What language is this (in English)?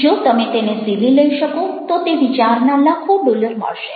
Gujarati